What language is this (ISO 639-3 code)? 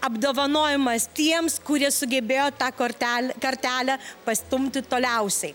lit